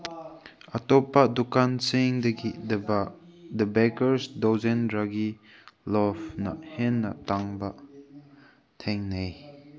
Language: Manipuri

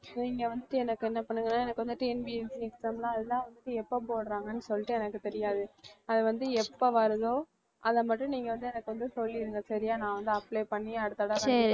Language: Tamil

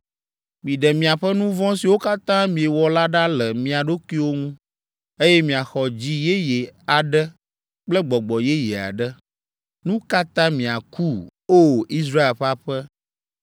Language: Ewe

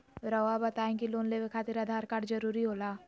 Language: Magahi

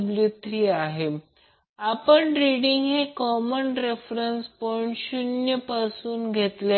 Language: Marathi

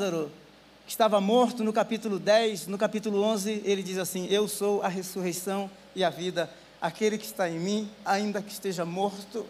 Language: Portuguese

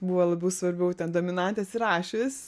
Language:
Lithuanian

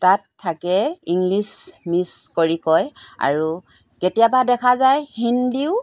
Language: Assamese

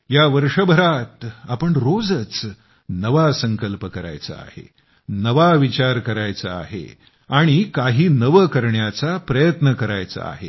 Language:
Marathi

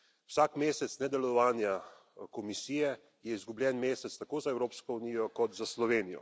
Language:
Slovenian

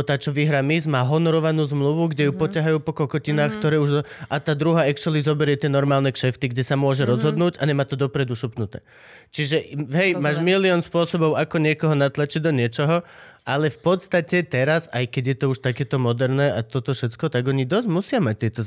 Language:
Slovak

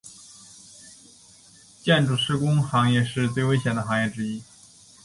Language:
Chinese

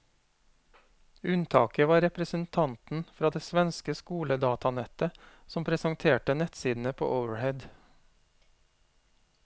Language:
Norwegian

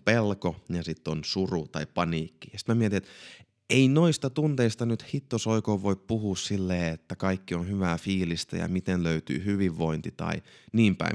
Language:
Finnish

